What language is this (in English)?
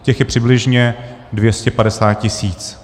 Czech